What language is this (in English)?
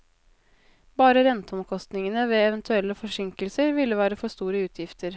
Norwegian